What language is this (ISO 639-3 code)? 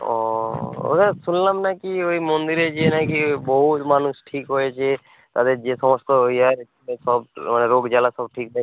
ben